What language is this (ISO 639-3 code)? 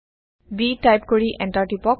asm